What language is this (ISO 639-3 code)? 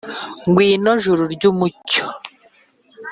kin